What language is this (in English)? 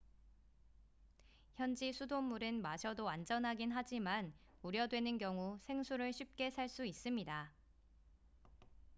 Korean